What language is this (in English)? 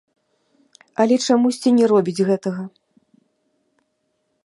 Belarusian